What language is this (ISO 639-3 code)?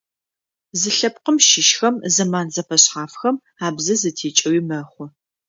ady